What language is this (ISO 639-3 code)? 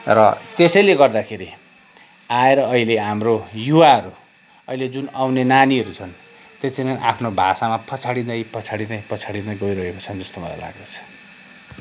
nep